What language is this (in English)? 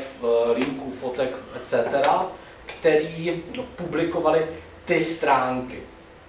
Czech